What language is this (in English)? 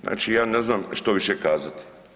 Croatian